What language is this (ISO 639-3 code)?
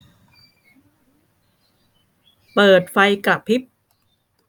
tha